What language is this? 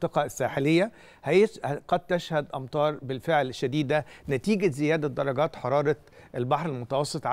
Arabic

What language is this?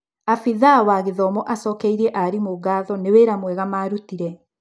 Kikuyu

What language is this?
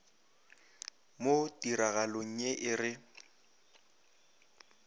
Northern Sotho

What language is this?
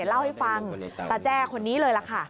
Thai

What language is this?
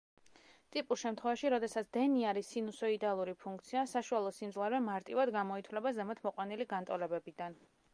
Georgian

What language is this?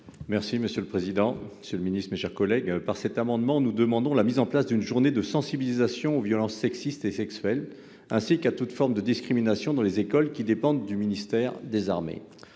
French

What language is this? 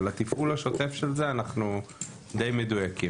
Hebrew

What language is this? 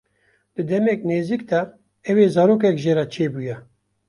Kurdish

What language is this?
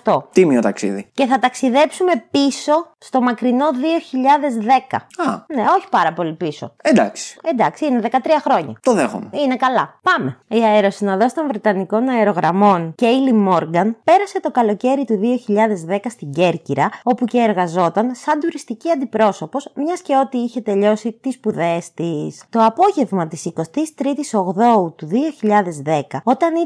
Greek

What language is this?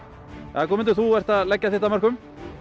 Icelandic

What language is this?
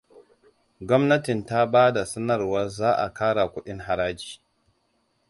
Hausa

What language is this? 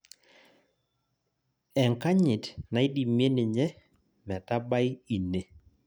Masai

